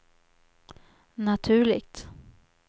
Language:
Swedish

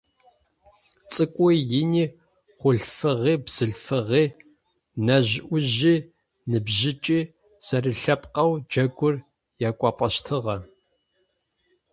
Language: Adyghe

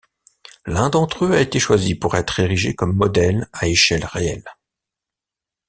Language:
French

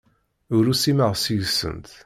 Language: Kabyle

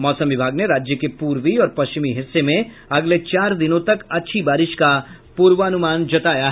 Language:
Hindi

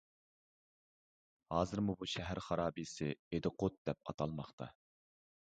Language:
Uyghur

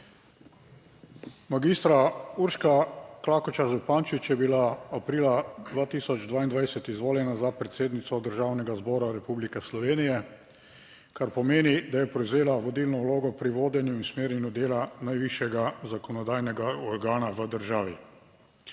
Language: Slovenian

